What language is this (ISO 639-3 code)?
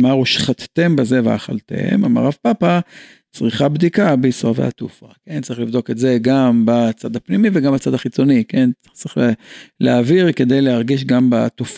heb